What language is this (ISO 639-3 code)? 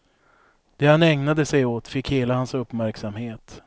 swe